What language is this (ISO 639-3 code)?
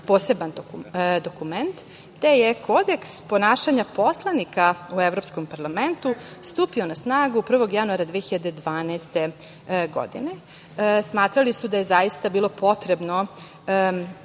srp